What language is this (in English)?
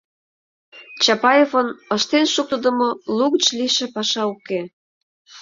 Mari